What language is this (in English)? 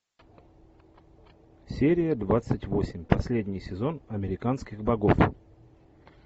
Russian